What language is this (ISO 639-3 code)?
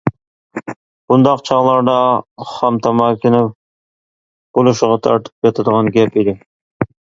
uig